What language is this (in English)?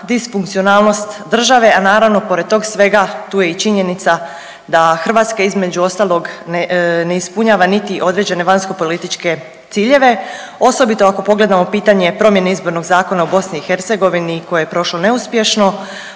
Croatian